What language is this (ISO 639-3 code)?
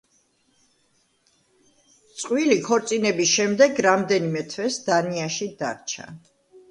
kat